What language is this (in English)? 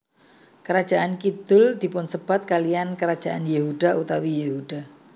Javanese